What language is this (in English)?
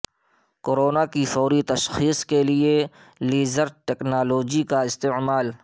Urdu